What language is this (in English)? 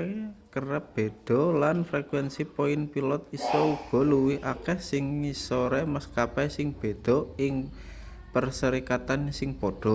Javanese